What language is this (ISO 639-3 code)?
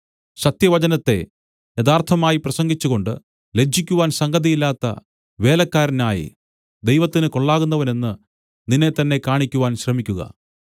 mal